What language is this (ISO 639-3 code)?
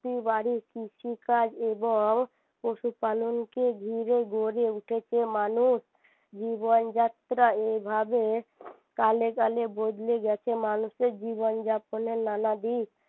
ben